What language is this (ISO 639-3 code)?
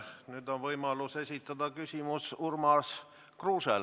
est